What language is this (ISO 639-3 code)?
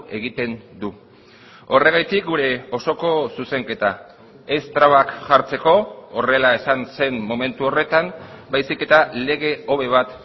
eus